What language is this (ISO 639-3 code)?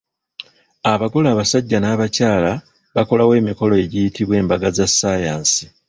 lug